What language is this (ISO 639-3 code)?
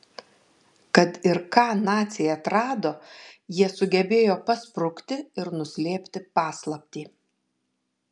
lit